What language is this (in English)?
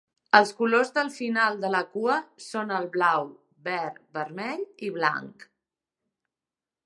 Catalan